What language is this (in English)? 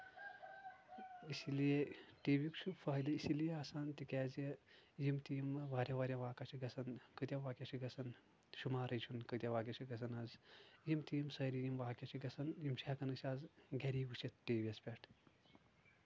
Kashmiri